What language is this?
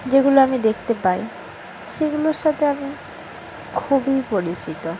Bangla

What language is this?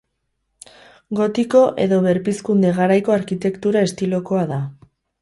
Basque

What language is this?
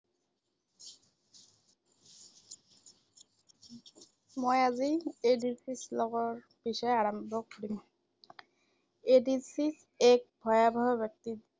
Assamese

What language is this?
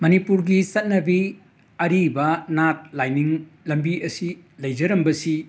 Manipuri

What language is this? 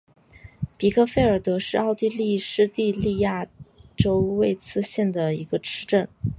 Chinese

